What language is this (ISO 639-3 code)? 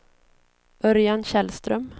swe